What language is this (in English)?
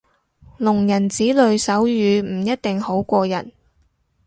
Cantonese